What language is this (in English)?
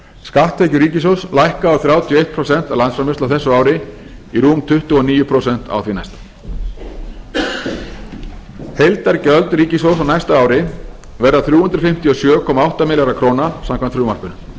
Icelandic